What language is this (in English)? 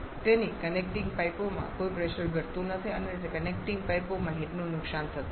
Gujarati